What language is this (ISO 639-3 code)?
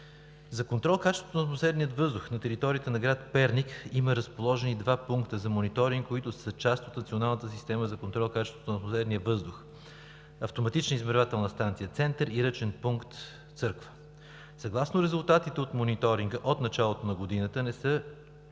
bul